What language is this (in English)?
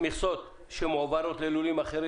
Hebrew